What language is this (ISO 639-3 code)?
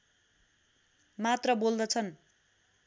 nep